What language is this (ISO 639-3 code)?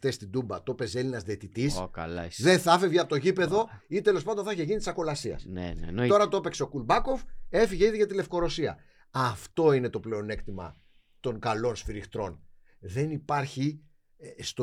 ell